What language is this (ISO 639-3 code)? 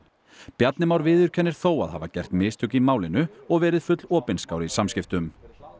isl